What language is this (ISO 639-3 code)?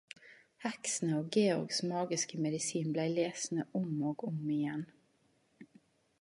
nno